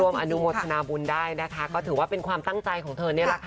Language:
Thai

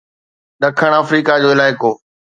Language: Sindhi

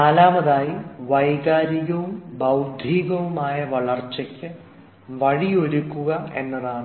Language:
Malayalam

